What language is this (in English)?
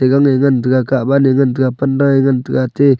Wancho Naga